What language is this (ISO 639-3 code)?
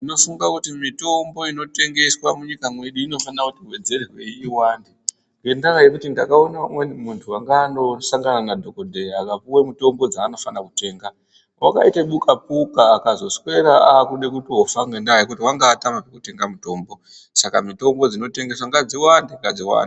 ndc